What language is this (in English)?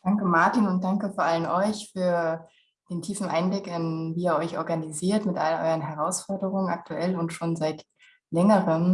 German